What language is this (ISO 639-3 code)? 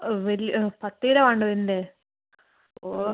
mal